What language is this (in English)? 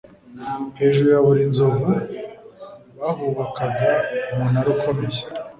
Kinyarwanda